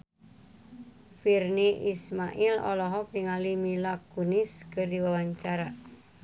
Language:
Sundanese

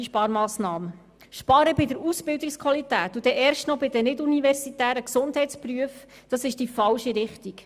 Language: Swiss German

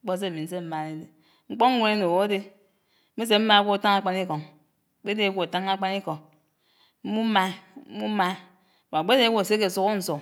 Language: Anaang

